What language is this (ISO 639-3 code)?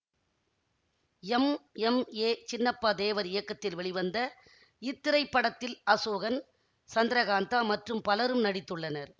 tam